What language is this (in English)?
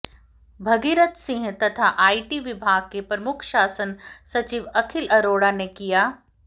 Hindi